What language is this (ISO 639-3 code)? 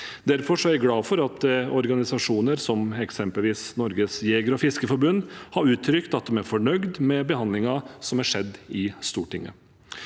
nor